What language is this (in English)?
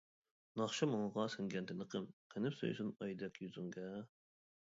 Uyghur